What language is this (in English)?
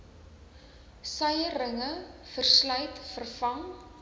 Afrikaans